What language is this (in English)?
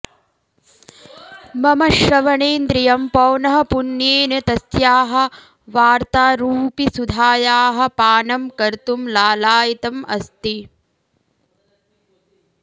Sanskrit